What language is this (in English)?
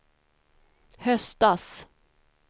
Swedish